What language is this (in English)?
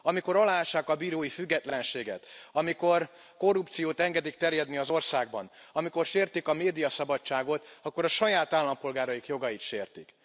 Hungarian